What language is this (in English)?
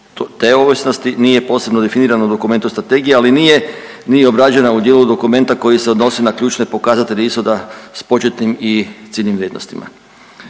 Croatian